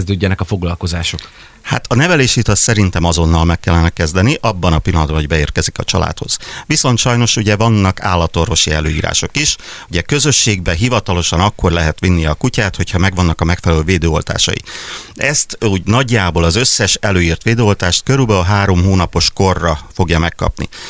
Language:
Hungarian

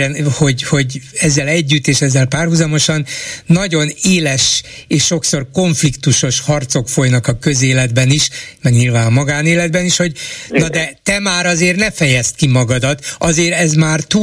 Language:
Hungarian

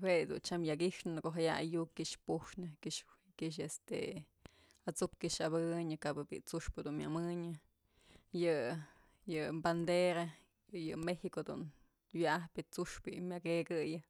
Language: Mazatlán Mixe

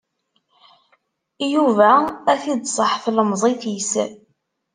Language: Kabyle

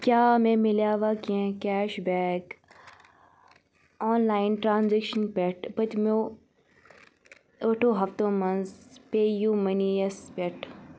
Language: Kashmiri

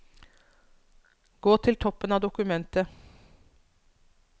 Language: Norwegian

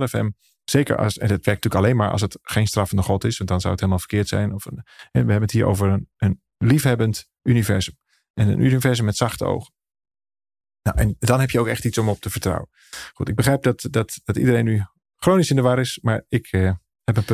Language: Dutch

